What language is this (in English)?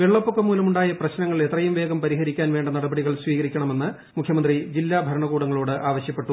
Malayalam